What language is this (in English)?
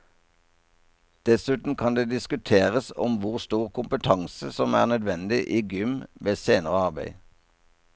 Norwegian